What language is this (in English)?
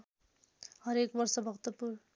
Nepali